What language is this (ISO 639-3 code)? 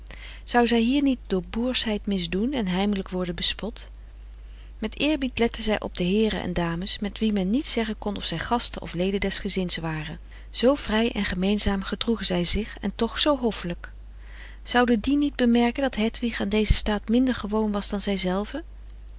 nld